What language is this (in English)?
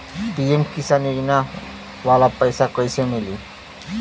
Bhojpuri